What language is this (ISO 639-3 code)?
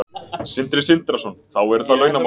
isl